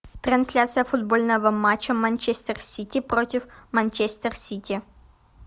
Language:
Russian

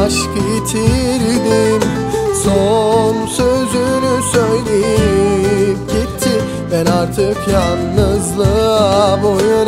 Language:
Turkish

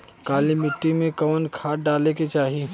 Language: Bhojpuri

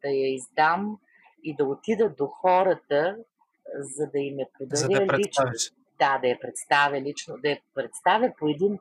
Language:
Bulgarian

